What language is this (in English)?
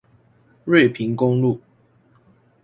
Chinese